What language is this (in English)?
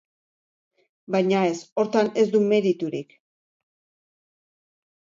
Basque